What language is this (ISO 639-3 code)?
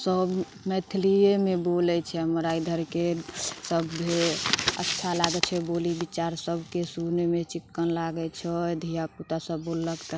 mai